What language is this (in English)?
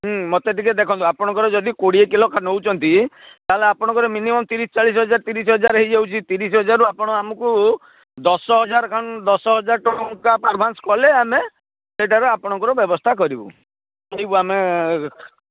Odia